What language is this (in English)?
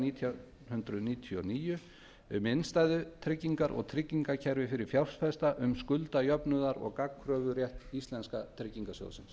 Icelandic